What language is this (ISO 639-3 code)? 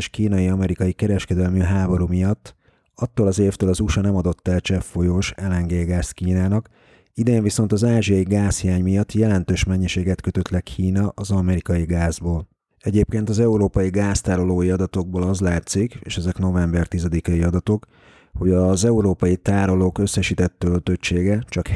hun